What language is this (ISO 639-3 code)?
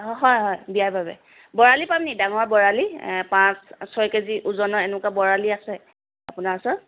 asm